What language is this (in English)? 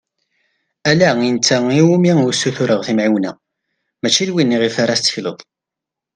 Kabyle